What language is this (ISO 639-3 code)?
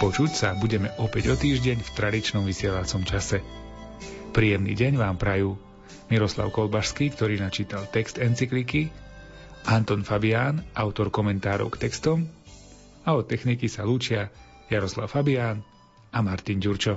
slk